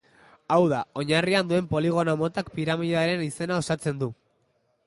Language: Basque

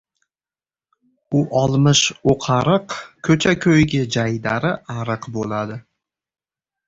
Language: Uzbek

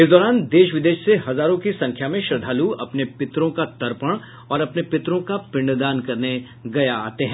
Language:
Hindi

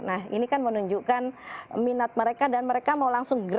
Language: Indonesian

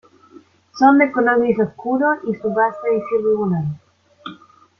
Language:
Spanish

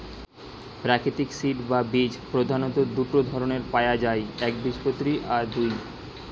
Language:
Bangla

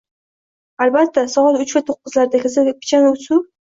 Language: Uzbek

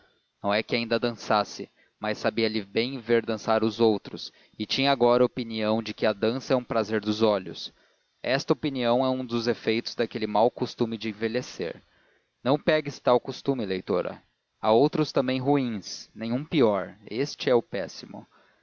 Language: Portuguese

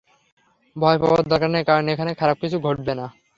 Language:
Bangla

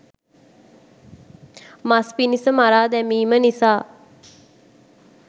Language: Sinhala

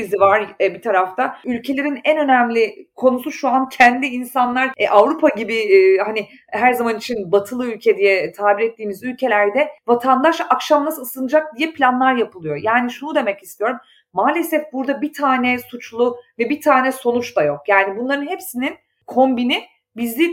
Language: Turkish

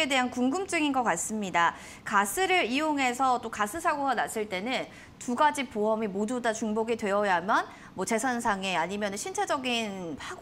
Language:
Korean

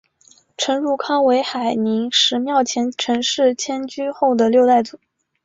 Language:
Chinese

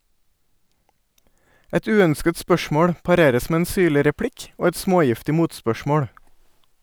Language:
Norwegian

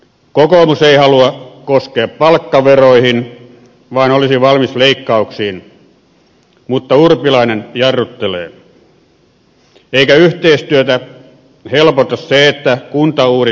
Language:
Finnish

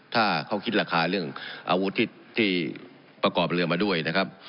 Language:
Thai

